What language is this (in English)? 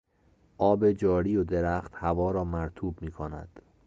Persian